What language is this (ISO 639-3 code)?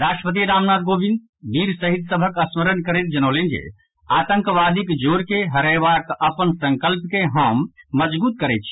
mai